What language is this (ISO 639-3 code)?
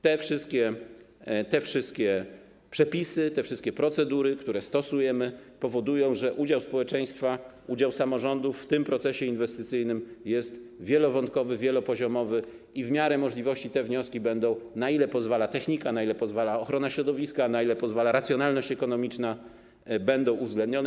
pol